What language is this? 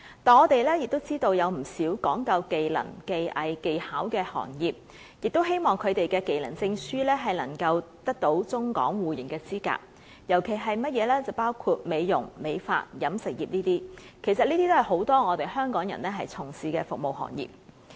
Cantonese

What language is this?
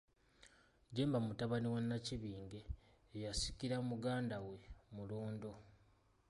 Ganda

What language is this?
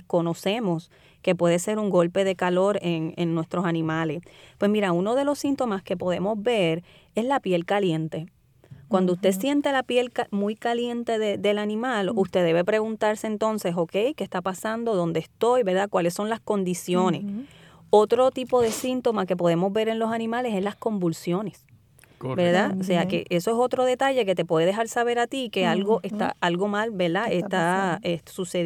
Spanish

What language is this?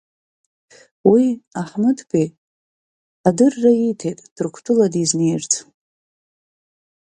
Abkhazian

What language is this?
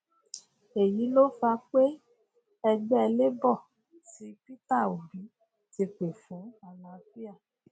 Yoruba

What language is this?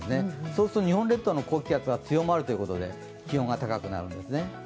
Japanese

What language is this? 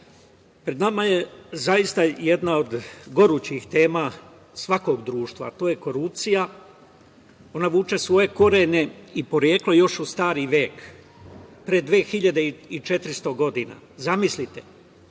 Serbian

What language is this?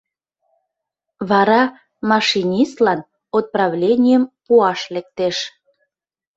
Mari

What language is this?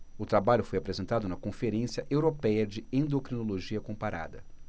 Portuguese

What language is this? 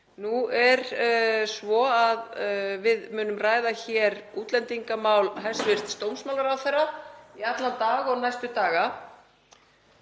Icelandic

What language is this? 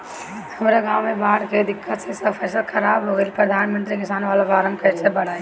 Bhojpuri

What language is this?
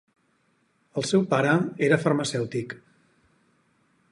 Catalan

